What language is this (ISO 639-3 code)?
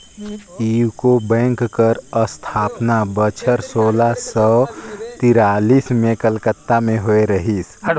hne